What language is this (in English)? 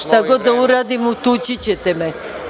Serbian